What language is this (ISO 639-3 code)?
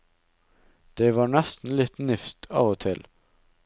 nor